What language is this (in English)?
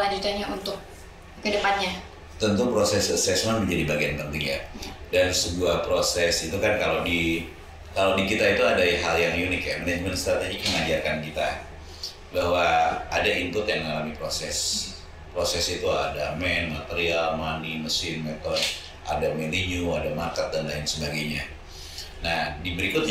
Indonesian